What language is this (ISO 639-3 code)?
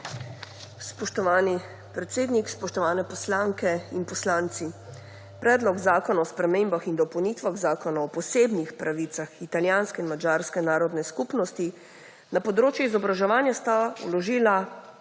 slv